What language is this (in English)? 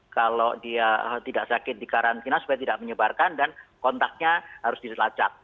Indonesian